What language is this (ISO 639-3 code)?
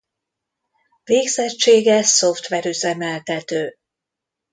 hun